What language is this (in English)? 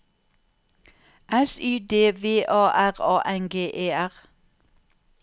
Norwegian